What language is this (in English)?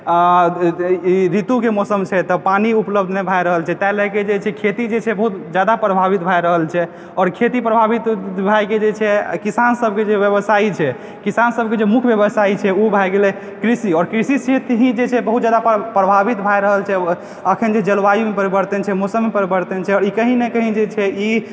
Maithili